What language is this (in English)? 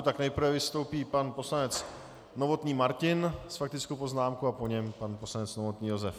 Czech